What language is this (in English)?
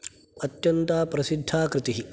Sanskrit